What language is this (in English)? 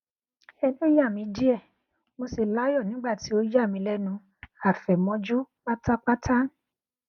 Yoruba